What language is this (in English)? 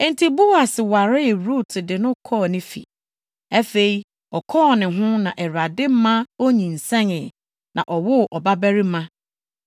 Akan